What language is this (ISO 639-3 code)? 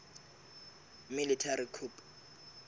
sot